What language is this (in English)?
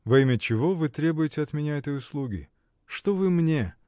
Russian